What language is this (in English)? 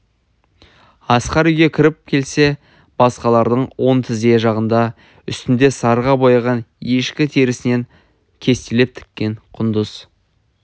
Kazakh